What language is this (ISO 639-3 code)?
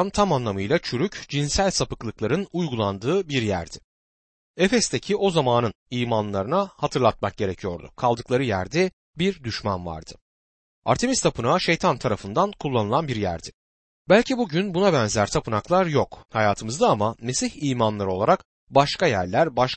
tur